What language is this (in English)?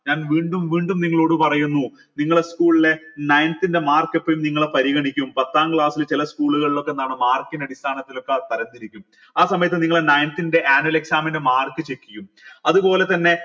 Malayalam